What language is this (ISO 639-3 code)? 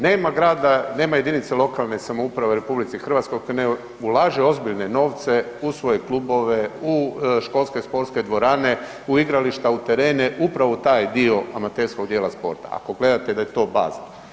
hrv